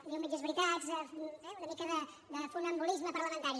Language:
Catalan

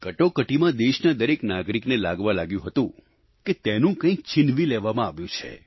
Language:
Gujarati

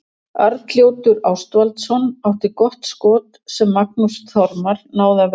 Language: Icelandic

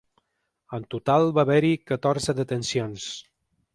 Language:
Catalan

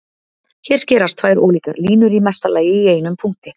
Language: Icelandic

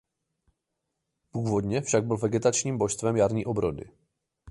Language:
Czech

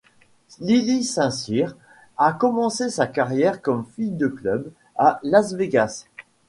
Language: French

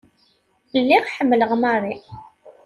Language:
Kabyle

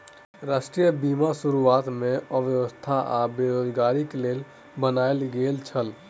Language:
Maithili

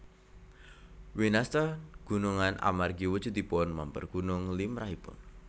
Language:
Javanese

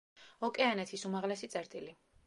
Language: Georgian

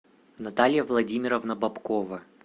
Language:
Russian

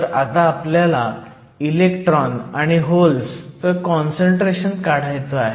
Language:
Marathi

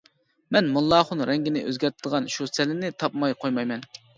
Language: Uyghur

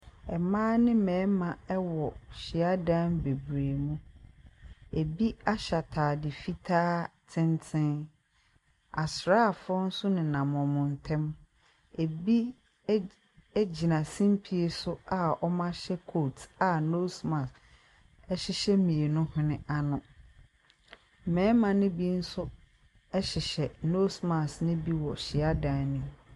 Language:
Akan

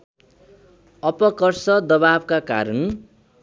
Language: Nepali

